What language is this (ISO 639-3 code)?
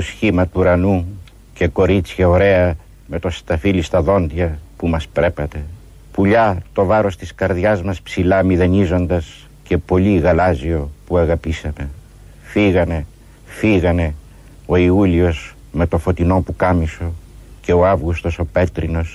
ell